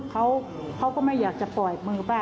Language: Thai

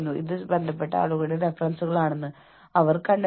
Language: Malayalam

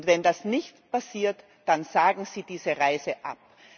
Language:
German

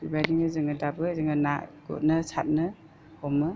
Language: Bodo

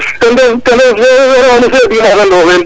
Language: Serer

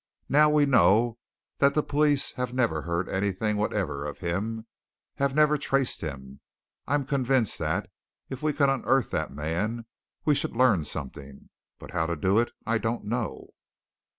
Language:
English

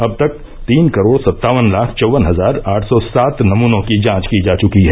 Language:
Hindi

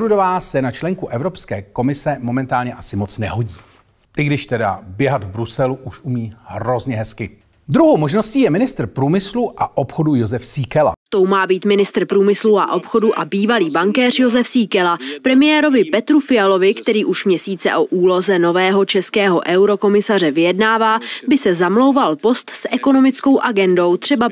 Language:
Czech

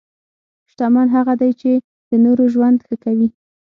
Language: Pashto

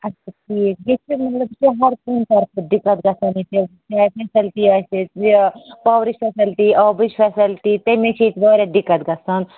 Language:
Kashmiri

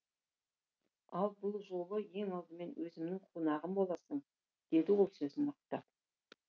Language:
Kazakh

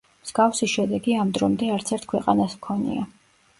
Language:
Georgian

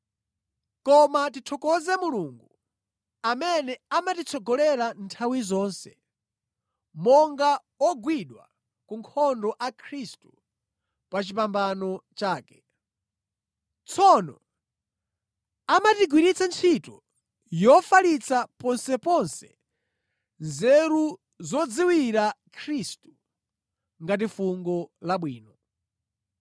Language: Nyanja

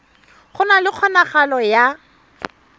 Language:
Tswana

